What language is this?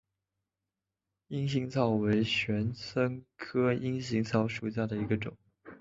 Chinese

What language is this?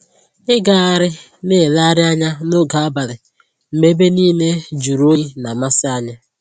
Igbo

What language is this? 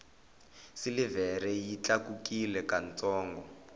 Tsonga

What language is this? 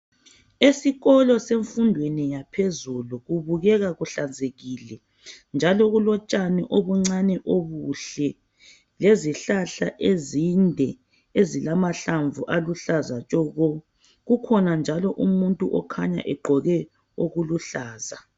North Ndebele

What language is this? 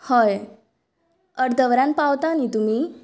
Konkani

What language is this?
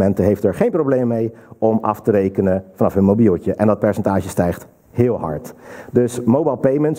Dutch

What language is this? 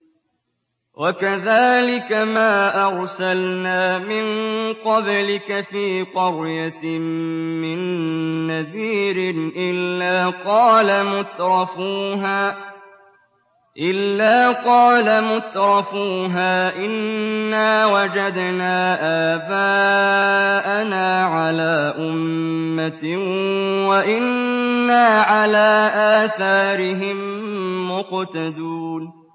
Arabic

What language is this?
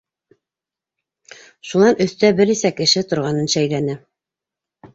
Bashkir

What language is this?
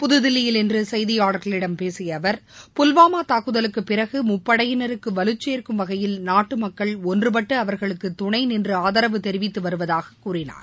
Tamil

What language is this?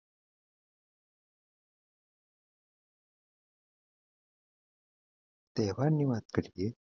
Gujarati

